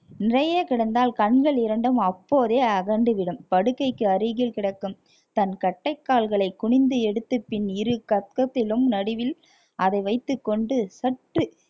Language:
Tamil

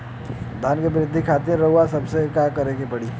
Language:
Bhojpuri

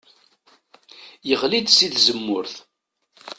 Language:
Kabyle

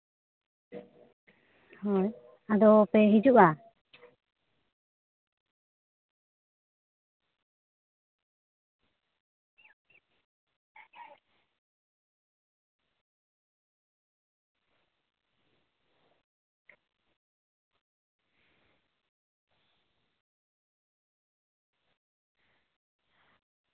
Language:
Santali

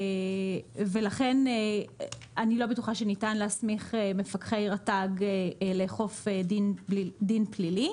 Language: Hebrew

